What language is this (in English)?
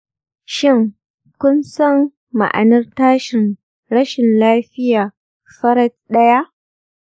Hausa